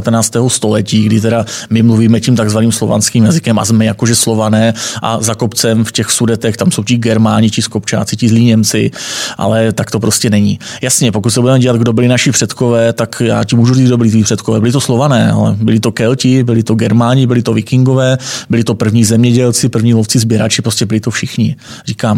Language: Czech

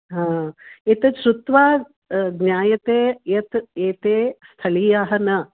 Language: Sanskrit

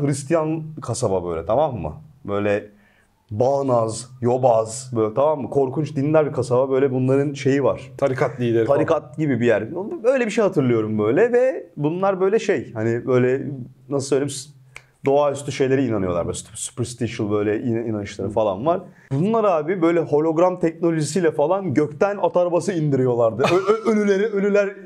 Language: Turkish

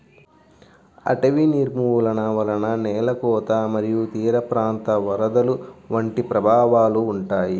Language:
Telugu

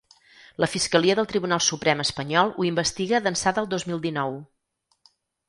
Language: Catalan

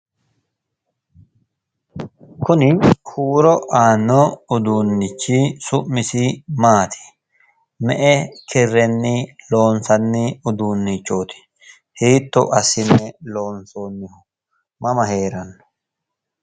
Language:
Sidamo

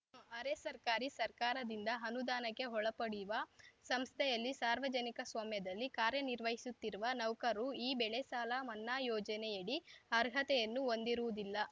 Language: Kannada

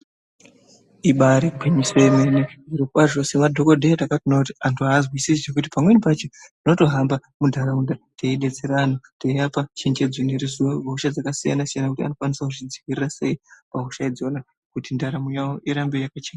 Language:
Ndau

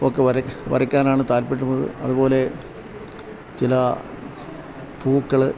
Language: Malayalam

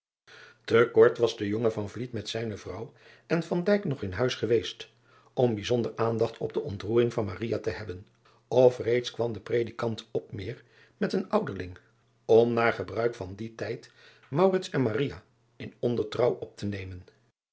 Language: Dutch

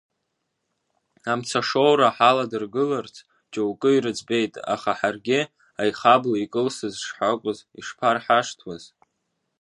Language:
Abkhazian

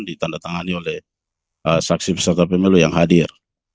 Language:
Indonesian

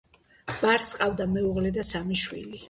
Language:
Georgian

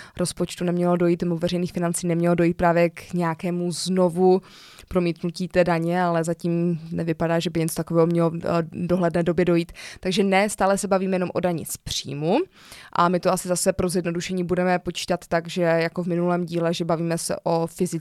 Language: Czech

